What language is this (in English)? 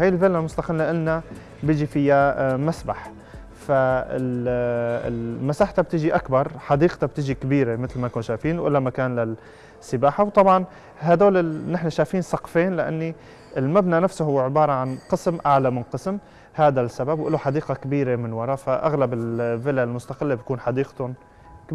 Arabic